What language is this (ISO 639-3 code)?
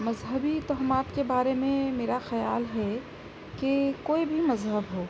urd